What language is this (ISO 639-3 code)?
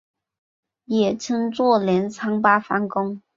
zho